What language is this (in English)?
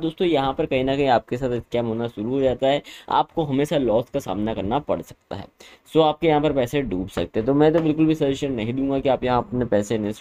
Hindi